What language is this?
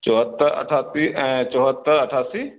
Urdu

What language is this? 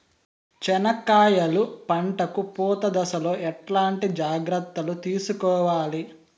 Telugu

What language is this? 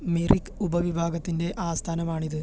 Malayalam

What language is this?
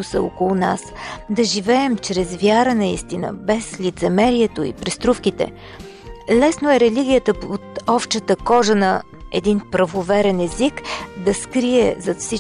Bulgarian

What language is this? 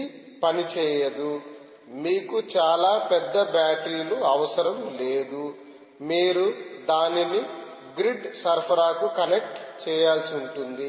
Telugu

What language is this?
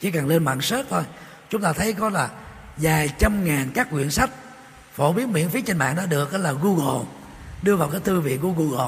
Vietnamese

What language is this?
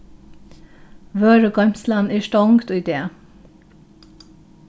Faroese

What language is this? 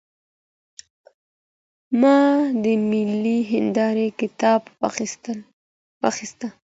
Pashto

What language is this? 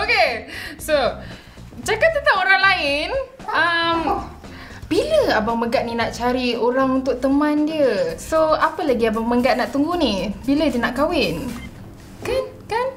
Malay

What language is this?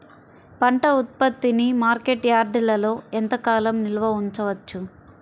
Telugu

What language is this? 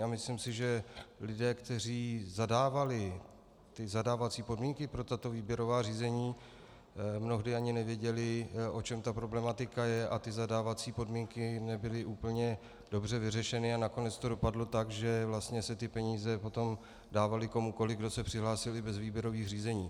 Czech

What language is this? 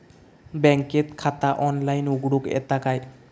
Marathi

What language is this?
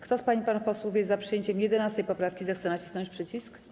Polish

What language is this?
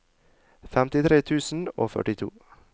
Norwegian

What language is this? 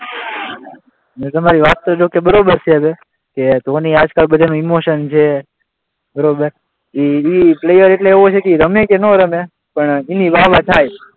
Gujarati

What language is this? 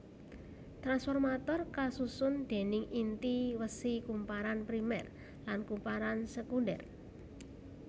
Javanese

